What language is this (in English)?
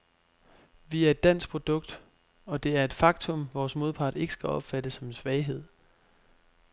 Danish